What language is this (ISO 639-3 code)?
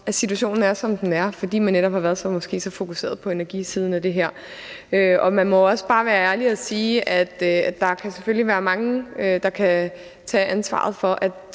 dan